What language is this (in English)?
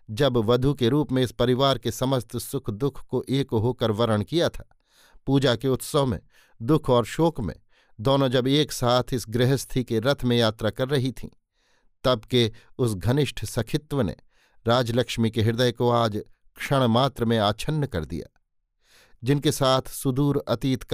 Hindi